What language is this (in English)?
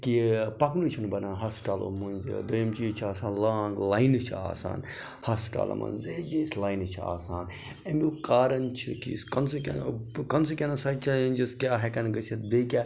Kashmiri